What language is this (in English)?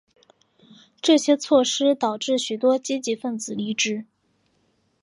Chinese